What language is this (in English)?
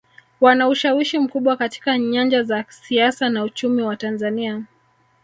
Swahili